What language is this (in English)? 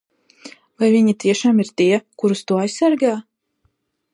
Latvian